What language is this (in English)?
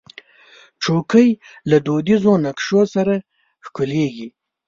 Pashto